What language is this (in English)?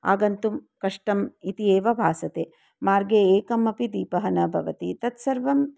Sanskrit